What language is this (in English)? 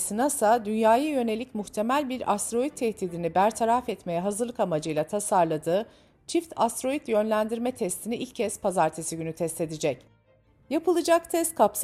Turkish